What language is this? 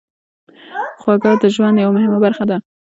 Pashto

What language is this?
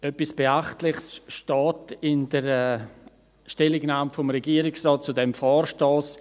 Swiss German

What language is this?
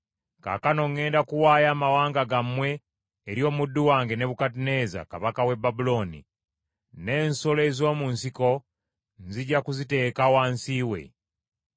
Ganda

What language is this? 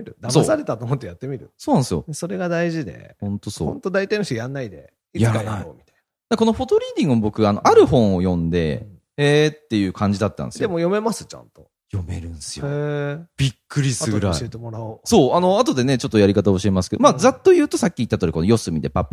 Japanese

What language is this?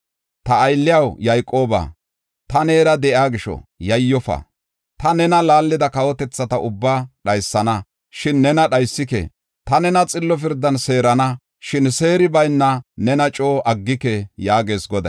Gofa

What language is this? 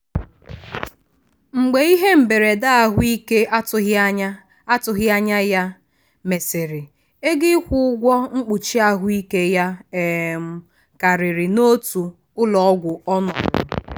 Igbo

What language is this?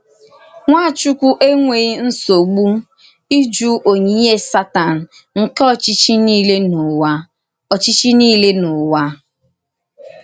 Igbo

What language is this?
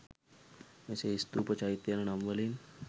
Sinhala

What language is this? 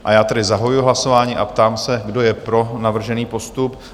Czech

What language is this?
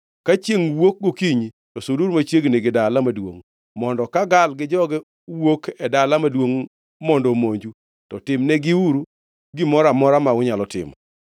Luo (Kenya and Tanzania)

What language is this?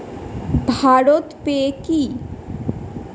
Bangla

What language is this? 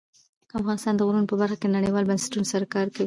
Pashto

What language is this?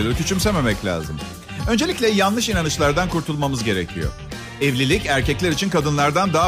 Turkish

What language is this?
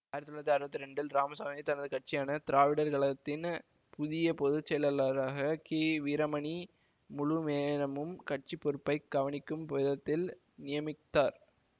Tamil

